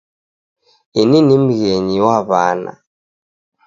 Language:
Taita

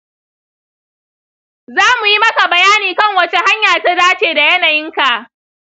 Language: Hausa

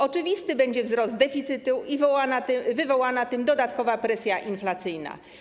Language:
Polish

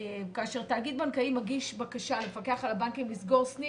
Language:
Hebrew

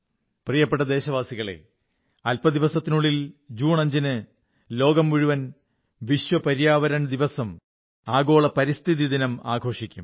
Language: Malayalam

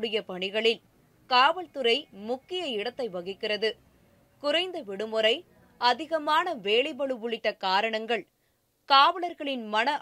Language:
Tamil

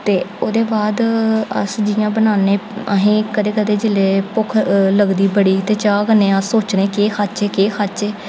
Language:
Dogri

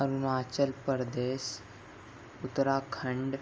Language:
Urdu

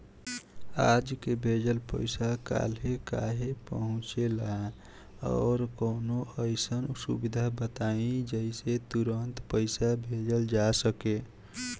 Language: Bhojpuri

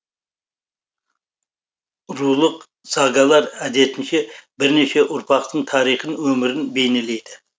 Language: Kazakh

